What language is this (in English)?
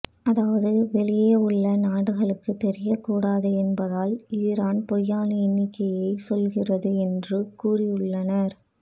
Tamil